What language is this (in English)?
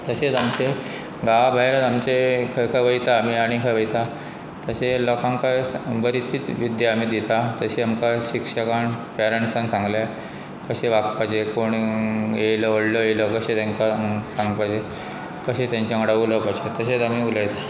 Konkani